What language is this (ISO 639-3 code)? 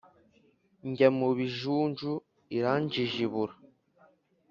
kin